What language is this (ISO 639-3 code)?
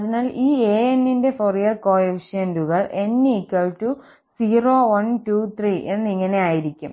mal